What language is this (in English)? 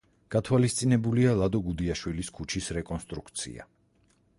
Georgian